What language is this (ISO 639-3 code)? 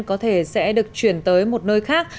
vie